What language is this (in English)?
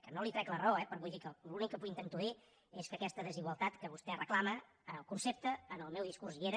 Catalan